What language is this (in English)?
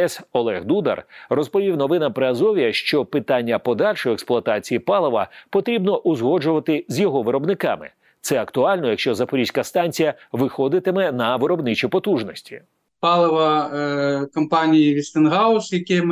Ukrainian